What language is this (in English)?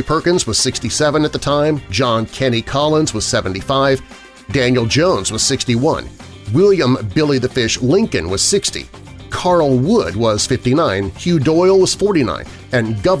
English